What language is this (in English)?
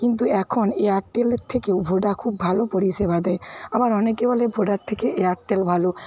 Bangla